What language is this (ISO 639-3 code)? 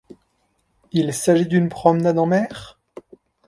fra